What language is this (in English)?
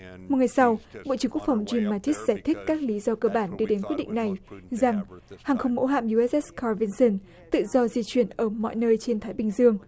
Vietnamese